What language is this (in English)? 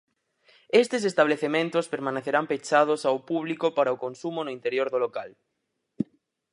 Galician